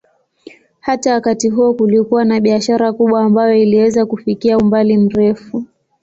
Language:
Swahili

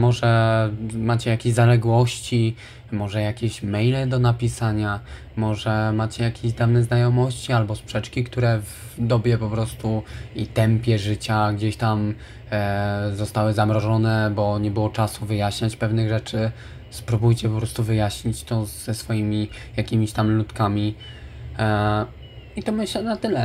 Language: Polish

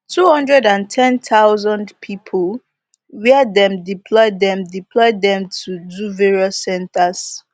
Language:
Nigerian Pidgin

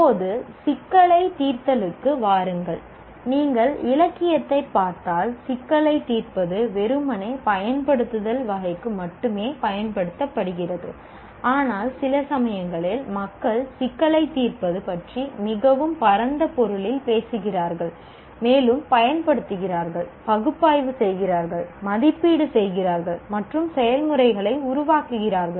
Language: Tamil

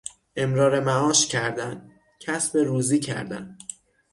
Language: Persian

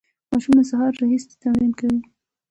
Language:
Pashto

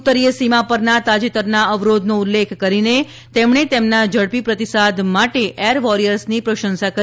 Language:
Gujarati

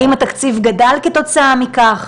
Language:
Hebrew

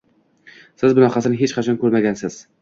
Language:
Uzbek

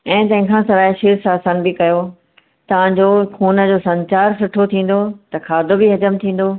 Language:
Sindhi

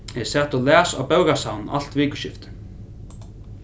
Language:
Faroese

